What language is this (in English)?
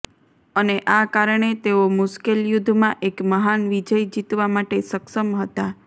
Gujarati